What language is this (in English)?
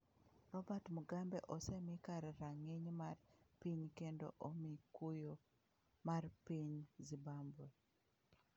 Luo (Kenya and Tanzania)